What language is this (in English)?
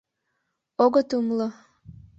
Mari